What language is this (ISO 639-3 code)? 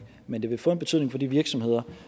dan